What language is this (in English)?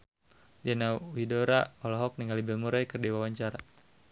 Sundanese